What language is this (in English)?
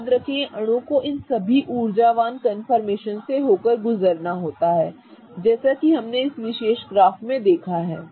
Hindi